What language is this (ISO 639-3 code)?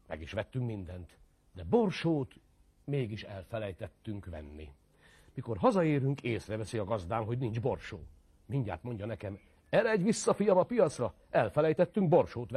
hun